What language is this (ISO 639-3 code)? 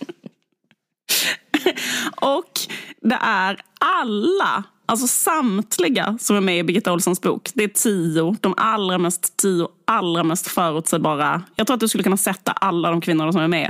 swe